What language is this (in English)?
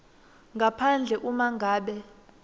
Swati